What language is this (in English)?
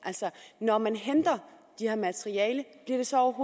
Danish